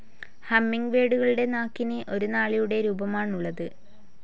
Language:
Malayalam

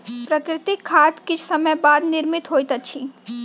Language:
Maithili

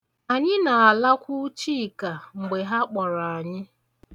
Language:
Igbo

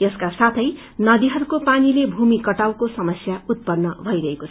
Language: Nepali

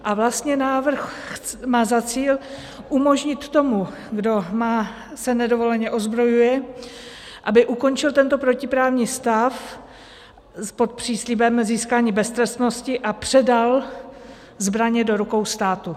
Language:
Czech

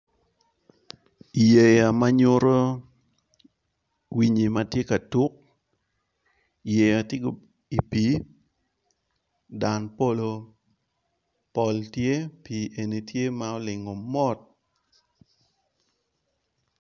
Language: Acoli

